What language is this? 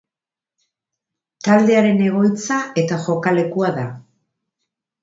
Basque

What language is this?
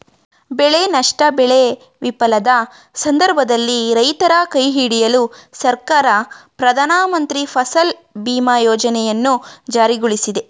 Kannada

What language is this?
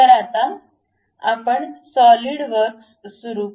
Marathi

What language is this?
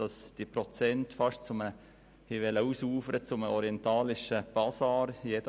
Swiss German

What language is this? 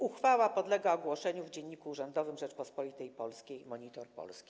Polish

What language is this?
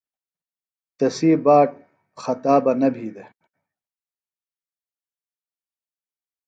Phalura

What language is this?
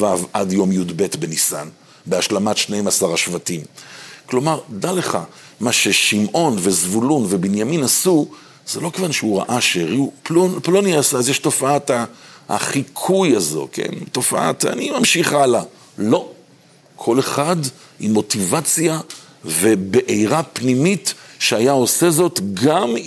Hebrew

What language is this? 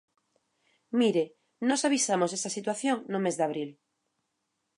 Galician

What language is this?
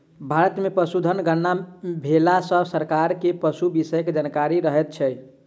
Maithili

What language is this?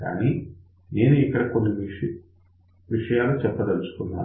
Telugu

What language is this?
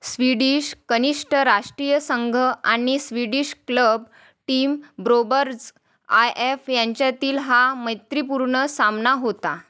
Marathi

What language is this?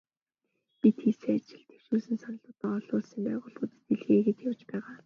Mongolian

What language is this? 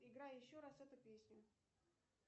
Russian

